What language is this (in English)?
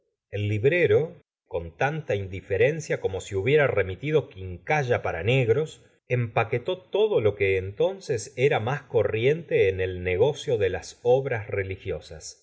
Spanish